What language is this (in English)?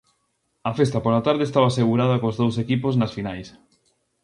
Galician